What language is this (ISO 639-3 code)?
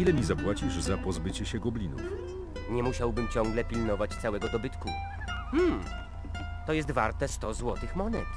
pol